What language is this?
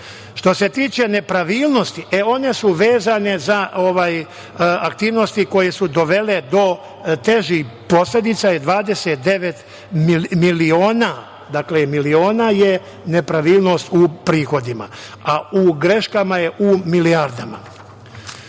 Serbian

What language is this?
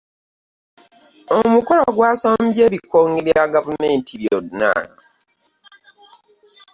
Ganda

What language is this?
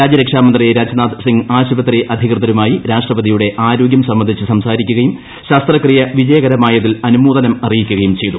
Malayalam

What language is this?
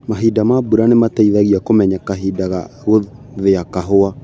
Kikuyu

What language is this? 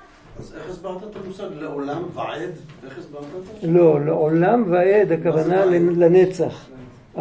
Hebrew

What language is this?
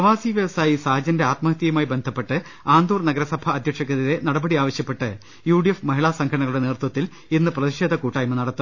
Malayalam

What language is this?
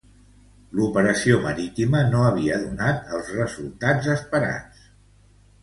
Catalan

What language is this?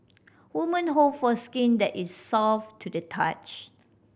English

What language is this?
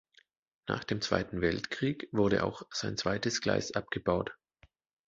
German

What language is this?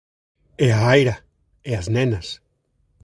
Galician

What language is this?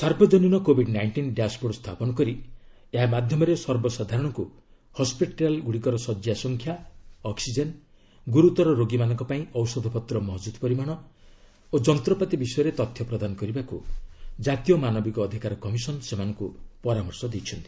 Odia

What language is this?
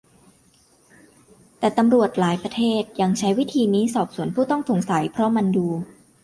Thai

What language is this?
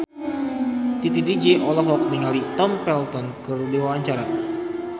Sundanese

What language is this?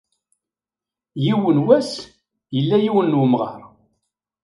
Kabyle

